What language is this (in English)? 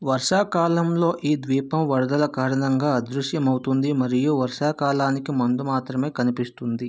Telugu